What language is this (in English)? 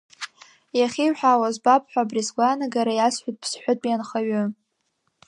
Abkhazian